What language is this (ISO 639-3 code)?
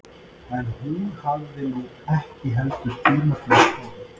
isl